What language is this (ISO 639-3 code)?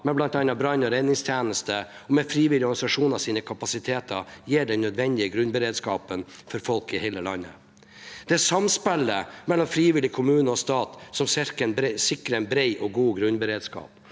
nor